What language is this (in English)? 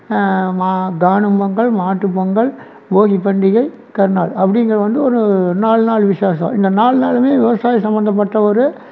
Tamil